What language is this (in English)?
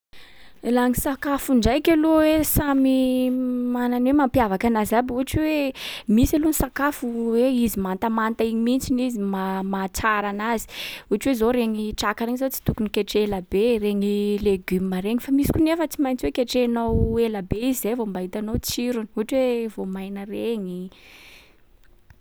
Sakalava Malagasy